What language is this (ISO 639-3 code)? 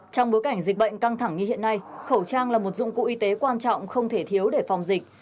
vie